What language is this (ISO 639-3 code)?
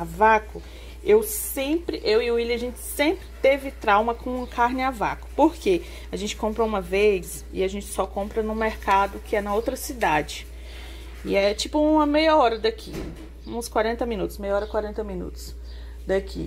por